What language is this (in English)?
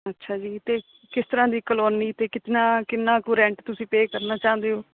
Punjabi